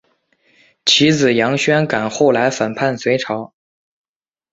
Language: Chinese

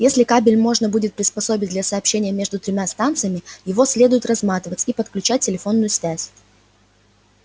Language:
Russian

